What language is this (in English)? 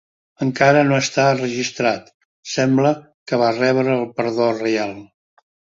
Catalan